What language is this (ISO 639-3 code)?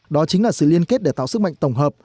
vie